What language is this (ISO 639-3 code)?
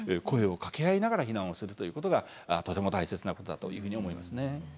jpn